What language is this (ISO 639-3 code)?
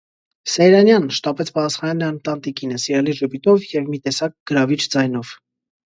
hye